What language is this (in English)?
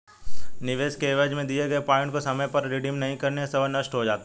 Hindi